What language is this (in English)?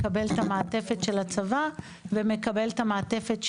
Hebrew